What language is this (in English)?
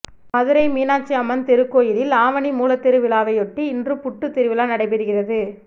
Tamil